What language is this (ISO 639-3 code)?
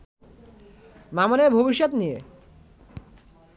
ben